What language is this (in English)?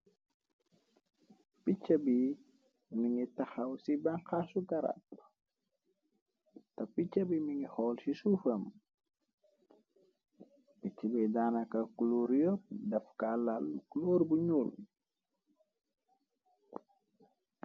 Wolof